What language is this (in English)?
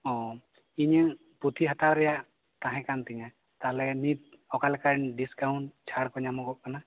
Santali